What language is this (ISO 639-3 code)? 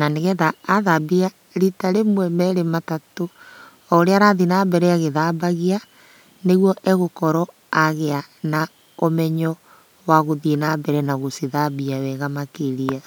kik